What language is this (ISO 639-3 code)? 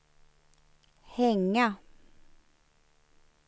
swe